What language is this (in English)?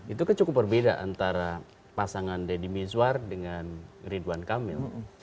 Indonesian